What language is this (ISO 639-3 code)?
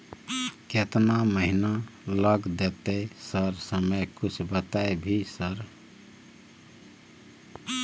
mai